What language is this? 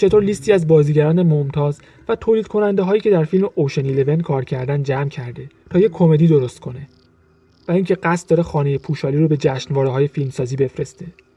Persian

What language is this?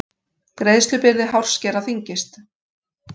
Icelandic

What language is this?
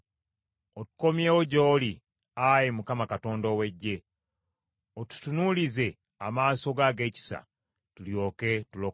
Ganda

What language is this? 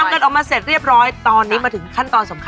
Thai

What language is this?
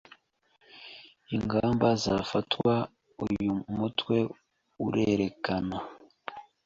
Kinyarwanda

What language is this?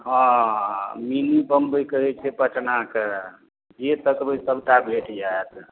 Maithili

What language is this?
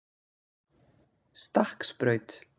Icelandic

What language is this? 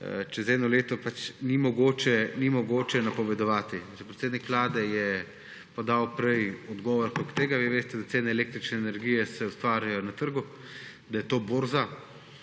Slovenian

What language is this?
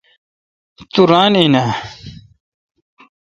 Kalkoti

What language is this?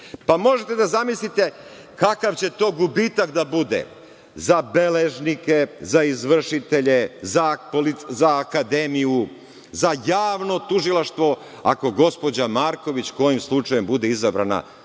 Serbian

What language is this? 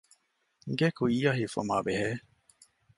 Divehi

